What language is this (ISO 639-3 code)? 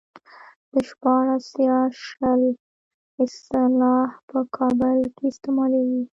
pus